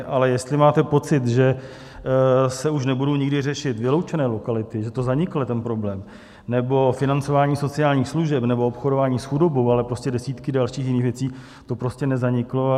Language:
Czech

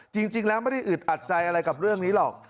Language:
Thai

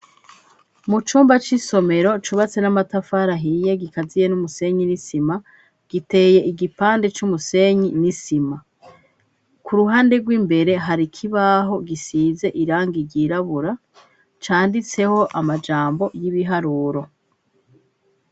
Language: Rundi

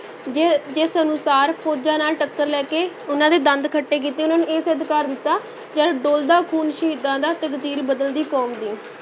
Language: Punjabi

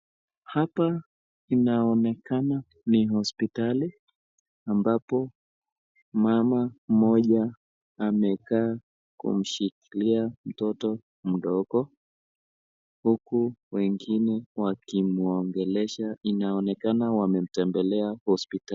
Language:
Swahili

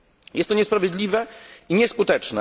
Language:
Polish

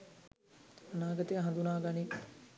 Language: Sinhala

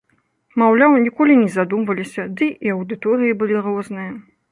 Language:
Belarusian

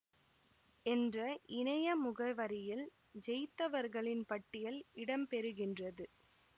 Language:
Tamil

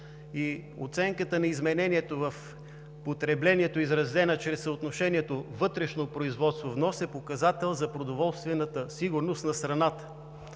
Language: Bulgarian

